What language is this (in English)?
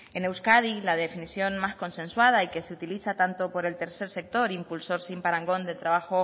Spanish